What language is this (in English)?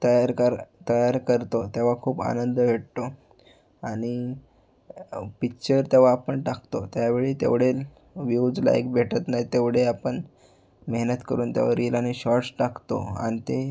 Marathi